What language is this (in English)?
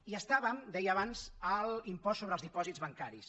Catalan